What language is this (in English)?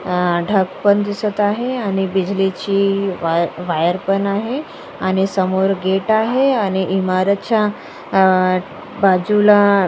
Marathi